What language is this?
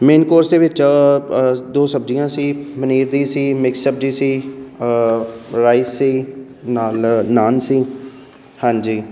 Punjabi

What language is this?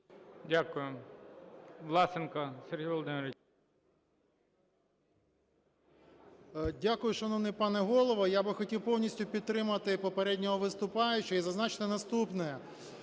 Ukrainian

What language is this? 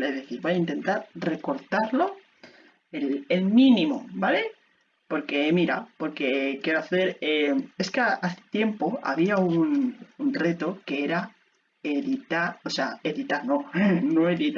Spanish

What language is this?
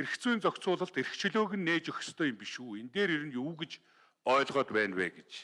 Turkish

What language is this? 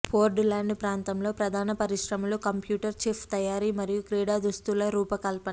Telugu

